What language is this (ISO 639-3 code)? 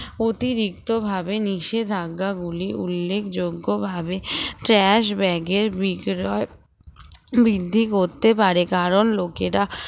ben